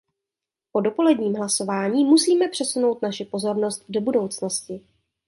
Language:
Czech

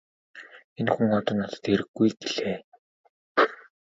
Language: Mongolian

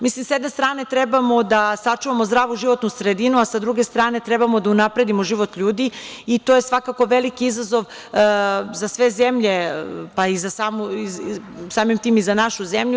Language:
Serbian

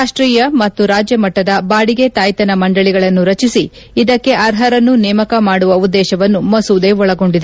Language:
Kannada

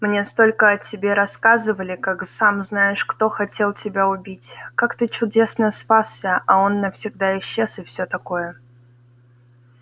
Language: Russian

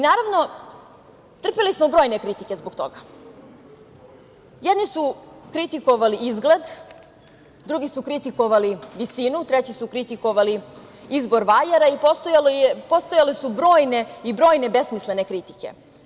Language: Serbian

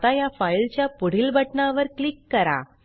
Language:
Marathi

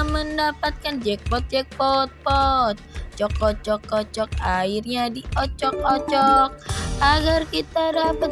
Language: Indonesian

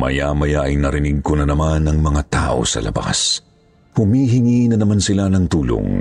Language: Filipino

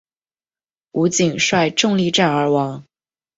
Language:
Chinese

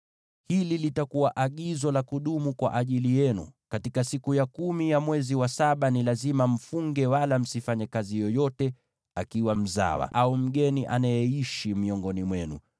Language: Swahili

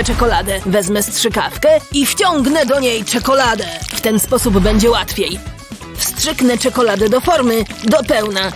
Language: Polish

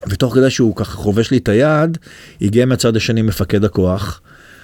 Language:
Hebrew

